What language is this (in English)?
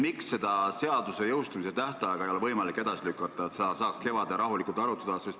Estonian